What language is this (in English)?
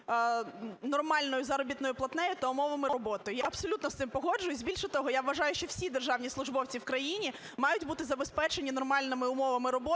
Ukrainian